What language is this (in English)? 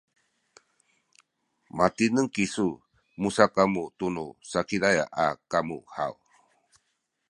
Sakizaya